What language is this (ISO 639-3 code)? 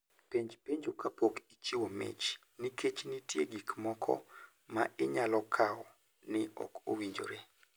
luo